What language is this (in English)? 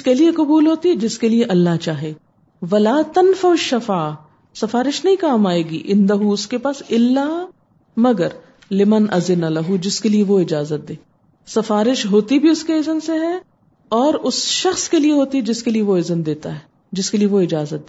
Urdu